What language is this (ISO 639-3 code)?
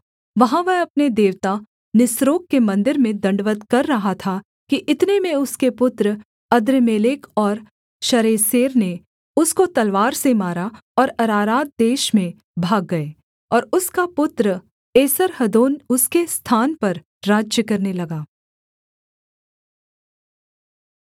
hin